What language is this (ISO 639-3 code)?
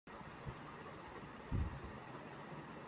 urd